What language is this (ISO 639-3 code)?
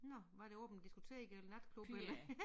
dan